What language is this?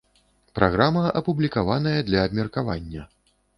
Belarusian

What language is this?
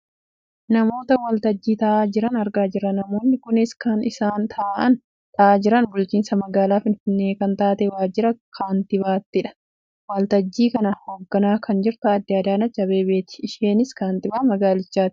Oromo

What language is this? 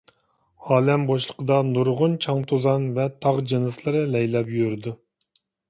Uyghur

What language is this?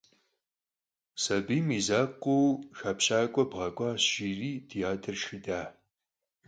Kabardian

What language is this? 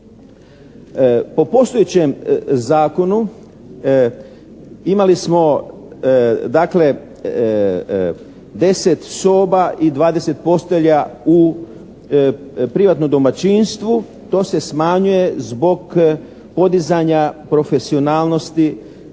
Croatian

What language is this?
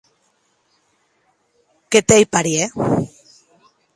Occitan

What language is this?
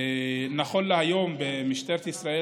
Hebrew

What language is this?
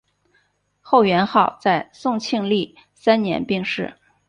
Chinese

